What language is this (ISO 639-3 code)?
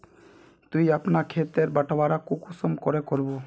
mag